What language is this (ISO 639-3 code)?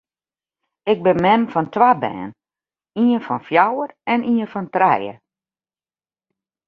fry